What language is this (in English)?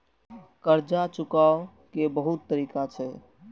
Maithili